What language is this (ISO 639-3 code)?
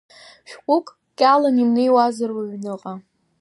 abk